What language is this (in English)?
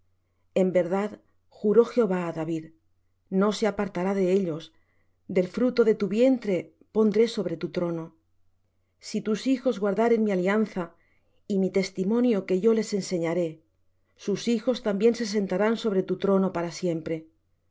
Spanish